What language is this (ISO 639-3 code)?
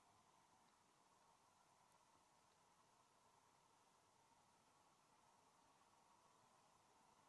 swe